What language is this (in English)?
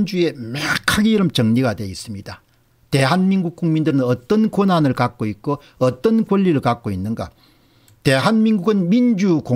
Korean